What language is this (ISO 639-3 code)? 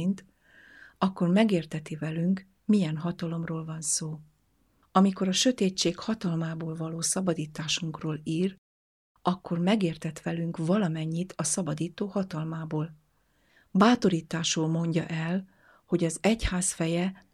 hun